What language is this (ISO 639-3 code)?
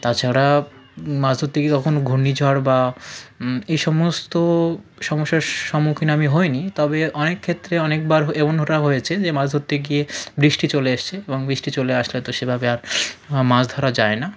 ben